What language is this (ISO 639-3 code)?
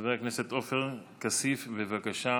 heb